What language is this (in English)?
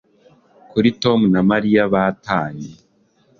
Kinyarwanda